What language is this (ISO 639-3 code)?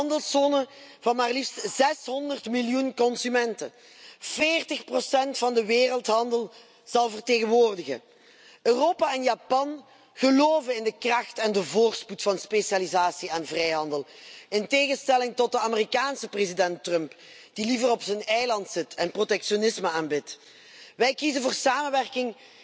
nld